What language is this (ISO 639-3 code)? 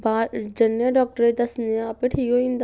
doi